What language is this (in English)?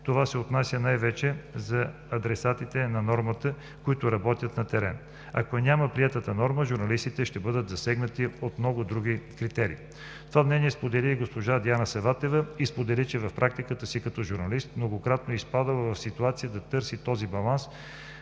Bulgarian